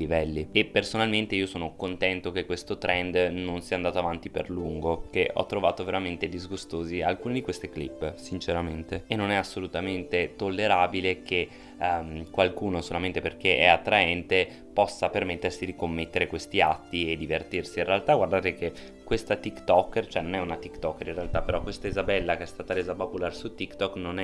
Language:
Italian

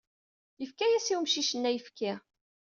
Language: Kabyle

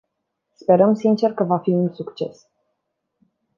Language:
Romanian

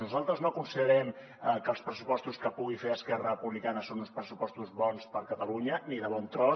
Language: Catalan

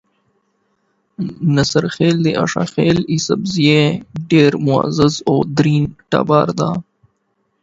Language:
Pashto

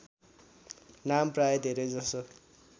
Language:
Nepali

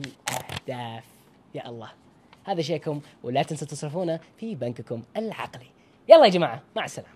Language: Arabic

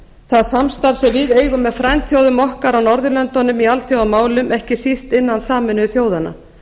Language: Icelandic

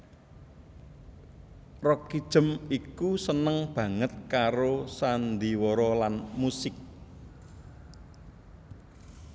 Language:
Javanese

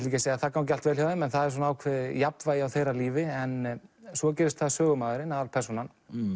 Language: Icelandic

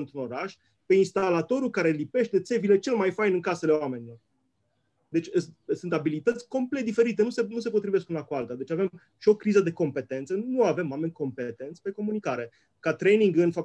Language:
Romanian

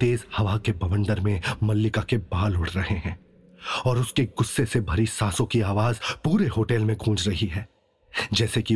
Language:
Hindi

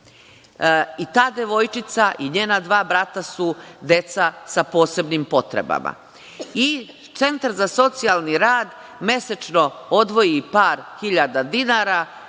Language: Serbian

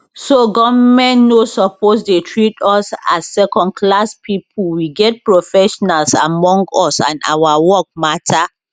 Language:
Nigerian Pidgin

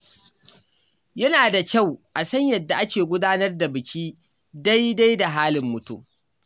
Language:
Hausa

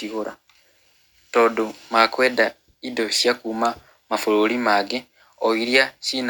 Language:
Kikuyu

